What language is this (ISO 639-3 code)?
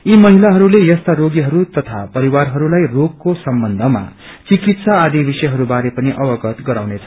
nep